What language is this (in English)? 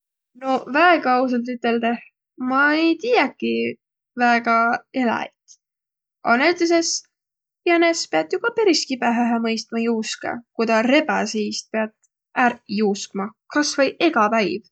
Võro